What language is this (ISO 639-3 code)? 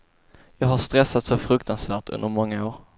swe